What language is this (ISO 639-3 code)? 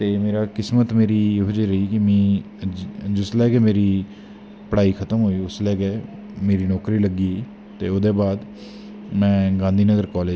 doi